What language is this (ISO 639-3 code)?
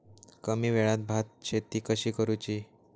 mar